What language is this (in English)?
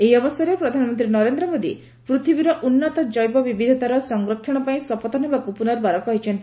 Odia